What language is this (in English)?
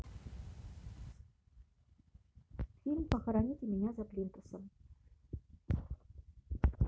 Russian